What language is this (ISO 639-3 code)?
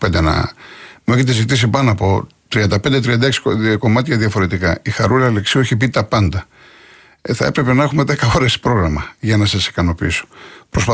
ell